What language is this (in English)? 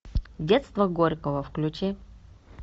Russian